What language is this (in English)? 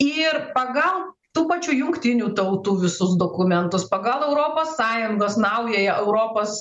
Lithuanian